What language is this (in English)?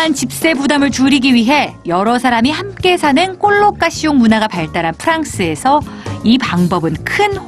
Korean